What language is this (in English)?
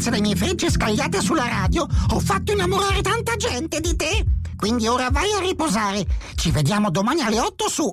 Italian